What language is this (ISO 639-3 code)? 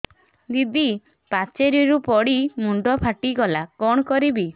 ori